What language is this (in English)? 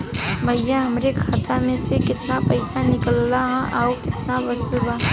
Bhojpuri